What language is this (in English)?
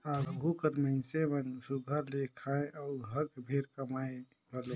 Chhattisgarhi